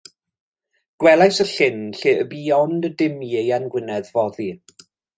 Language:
Welsh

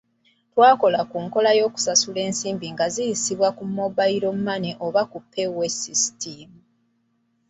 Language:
Ganda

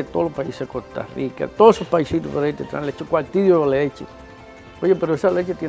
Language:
Spanish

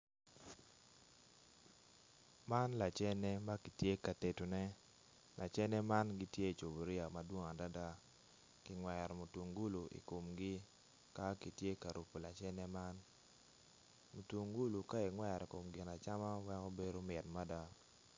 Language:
Acoli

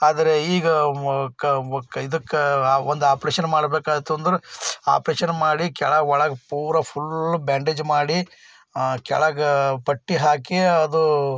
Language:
Kannada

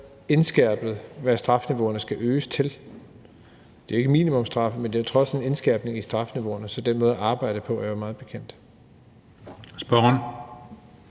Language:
Danish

